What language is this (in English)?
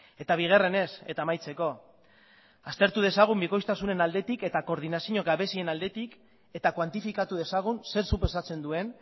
Basque